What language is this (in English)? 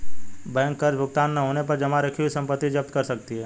Hindi